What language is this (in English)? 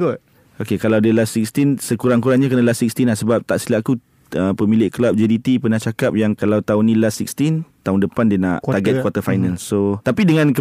Malay